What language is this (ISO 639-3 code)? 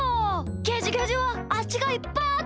jpn